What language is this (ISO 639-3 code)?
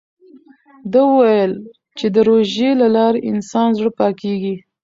pus